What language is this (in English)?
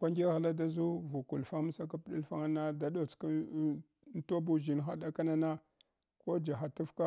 Hwana